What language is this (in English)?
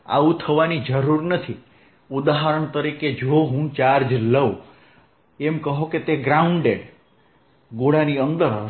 Gujarati